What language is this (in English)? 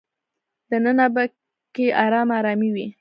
Pashto